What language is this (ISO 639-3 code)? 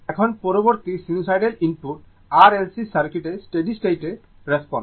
ben